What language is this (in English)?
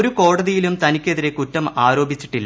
Malayalam